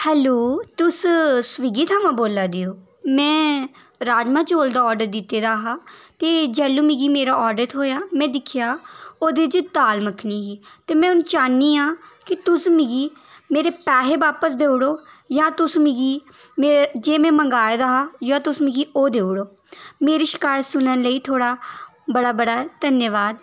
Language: Dogri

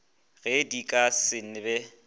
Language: Northern Sotho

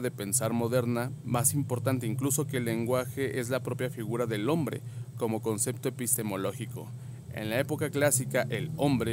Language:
Spanish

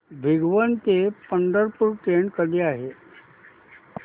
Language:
Marathi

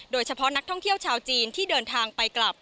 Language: Thai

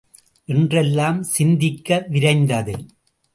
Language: Tamil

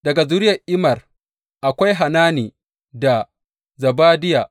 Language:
Hausa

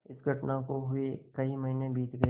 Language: Hindi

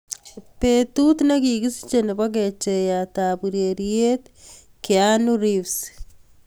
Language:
Kalenjin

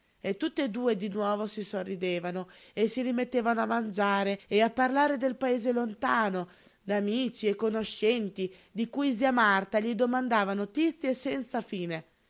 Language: Italian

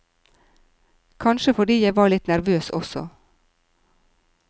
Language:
Norwegian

